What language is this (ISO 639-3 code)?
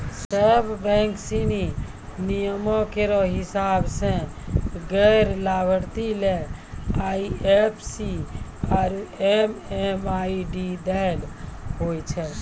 mai